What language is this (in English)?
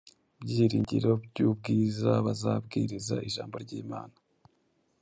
Kinyarwanda